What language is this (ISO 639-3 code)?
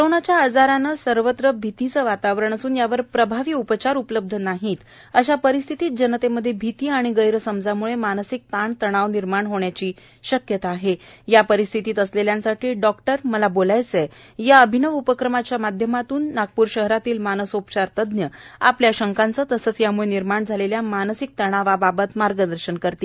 mar